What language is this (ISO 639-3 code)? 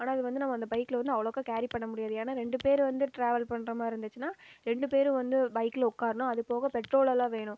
tam